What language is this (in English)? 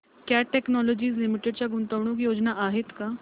Marathi